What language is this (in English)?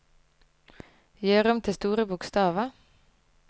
Norwegian